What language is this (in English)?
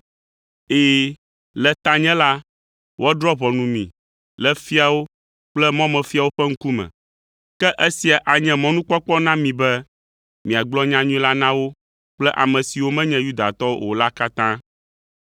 Ewe